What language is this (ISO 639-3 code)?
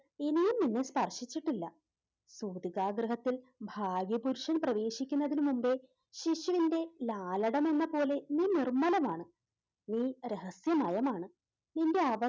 mal